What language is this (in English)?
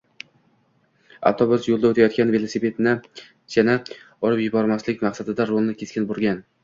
Uzbek